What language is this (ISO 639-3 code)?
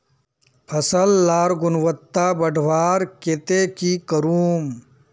mag